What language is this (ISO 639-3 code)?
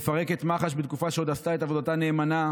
heb